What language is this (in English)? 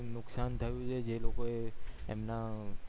Gujarati